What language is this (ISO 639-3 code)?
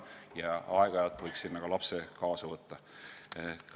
est